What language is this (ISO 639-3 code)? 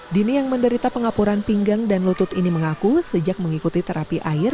ind